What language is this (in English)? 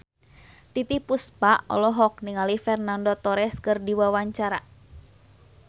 Sundanese